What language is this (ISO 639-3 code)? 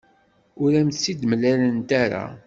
kab